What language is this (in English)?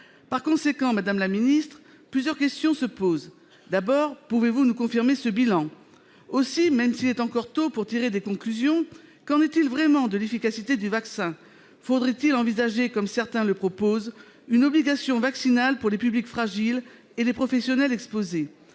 French